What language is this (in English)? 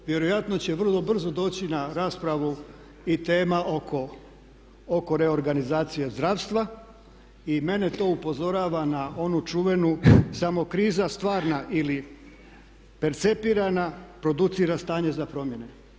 Croatian